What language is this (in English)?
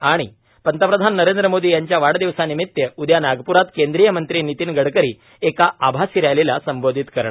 Marathi